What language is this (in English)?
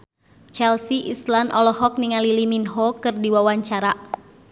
Sundanese